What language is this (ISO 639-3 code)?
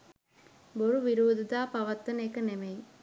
sin